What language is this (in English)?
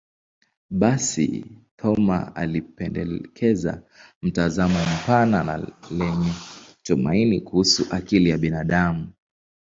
Swahili